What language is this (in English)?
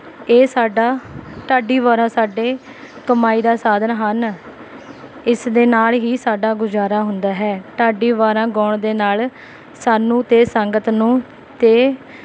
Punjabi